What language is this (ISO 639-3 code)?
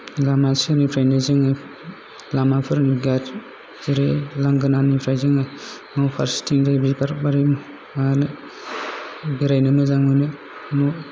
brx